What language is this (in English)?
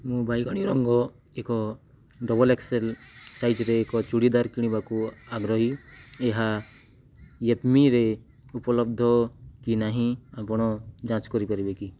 Odia